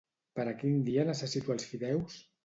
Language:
Catalan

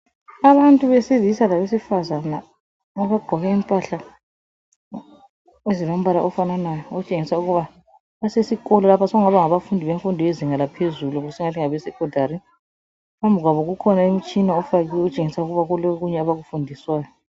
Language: North Ndebele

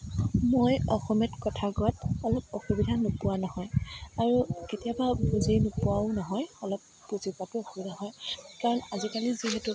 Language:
Assamese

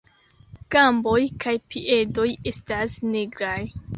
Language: Esperanto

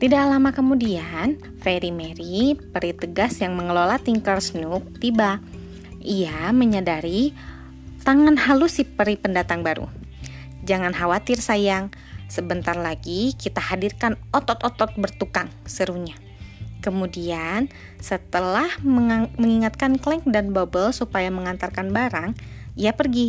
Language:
Indonesian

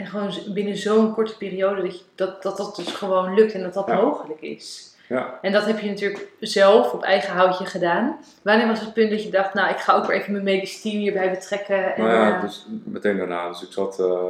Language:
Dutch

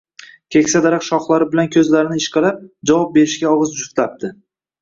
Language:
Uzbek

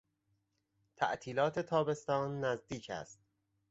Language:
Persian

